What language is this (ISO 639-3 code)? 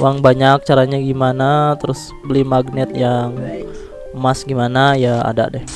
ind